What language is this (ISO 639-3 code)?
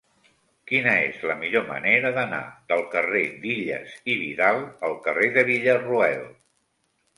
cat